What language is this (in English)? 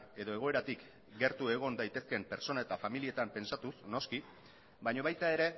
Basque